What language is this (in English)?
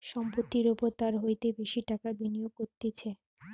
Bangla